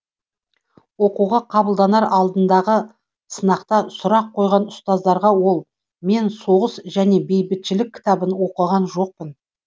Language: Kazakh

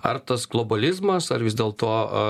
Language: Lithuanian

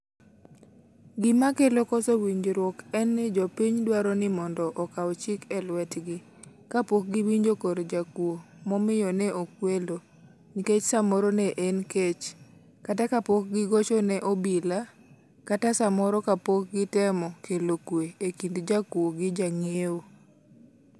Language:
Luo (Kenya and Tanzania)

